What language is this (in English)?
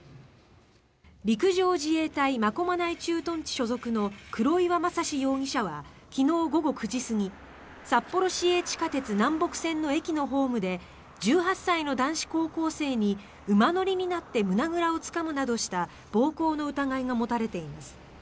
Japanese